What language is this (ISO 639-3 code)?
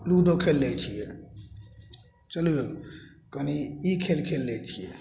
mai